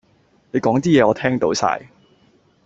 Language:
Cantonese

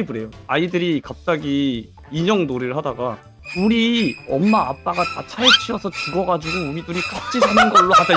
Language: Korean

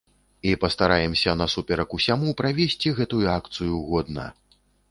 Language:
Belarusian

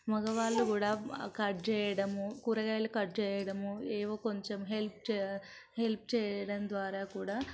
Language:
Telugu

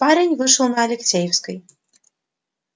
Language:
Russian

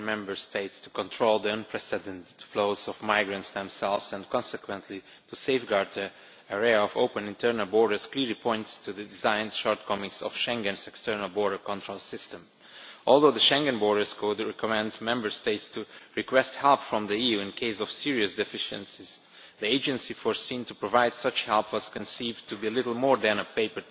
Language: English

